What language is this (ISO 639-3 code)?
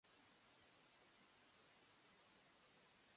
jpn